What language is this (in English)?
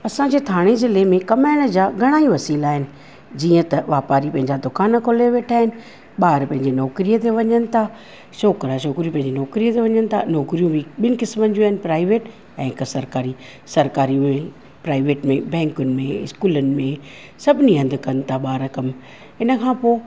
Sindhi